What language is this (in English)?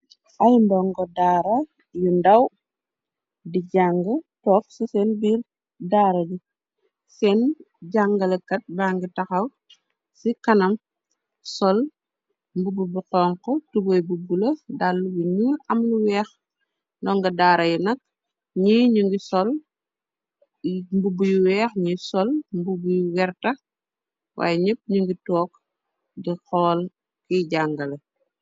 Wolof